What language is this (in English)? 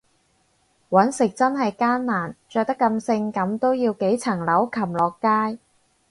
Cantonese